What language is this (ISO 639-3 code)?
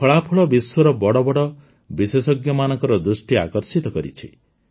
ori